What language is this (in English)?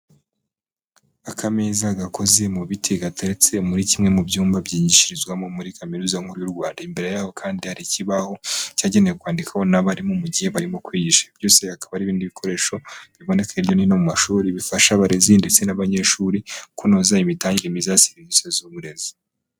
Kinyarwanda